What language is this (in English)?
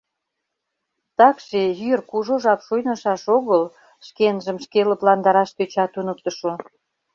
Mari